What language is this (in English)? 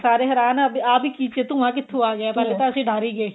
Punjabi